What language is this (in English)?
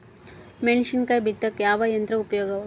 Kannada